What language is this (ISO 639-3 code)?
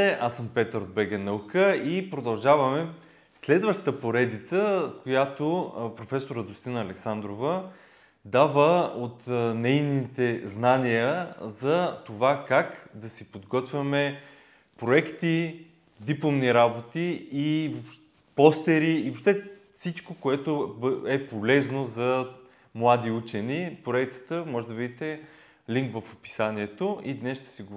bul